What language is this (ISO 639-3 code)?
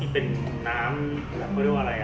tha